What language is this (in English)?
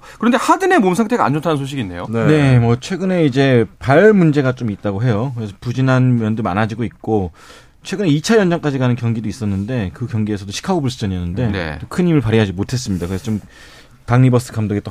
Korean